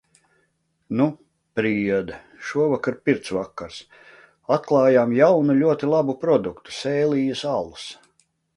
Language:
Latvian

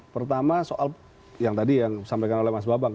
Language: Indonesian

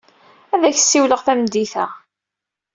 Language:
Kabyle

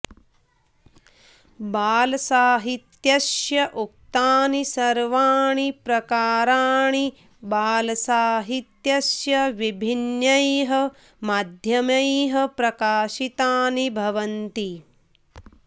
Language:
Sanskrit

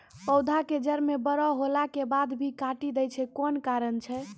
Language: Maithili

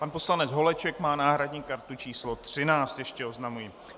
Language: Czech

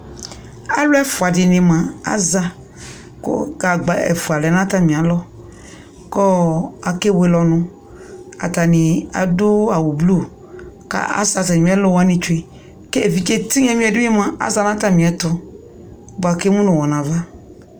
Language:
Ikposo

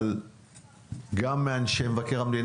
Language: Hebrew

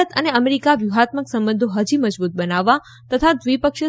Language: Gujarati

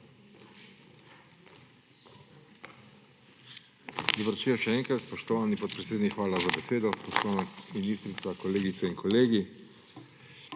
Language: Slovenian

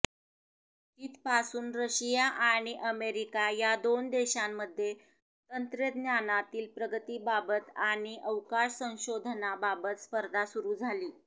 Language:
Marathi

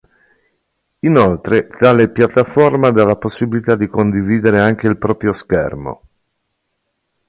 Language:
Italian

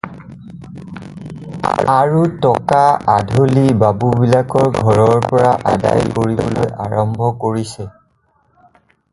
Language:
Assamese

